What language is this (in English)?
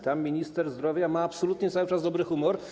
Polish